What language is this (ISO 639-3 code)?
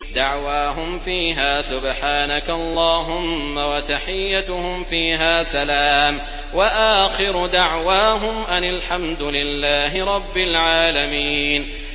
ara